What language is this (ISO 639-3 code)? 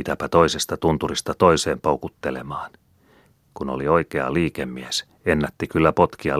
fin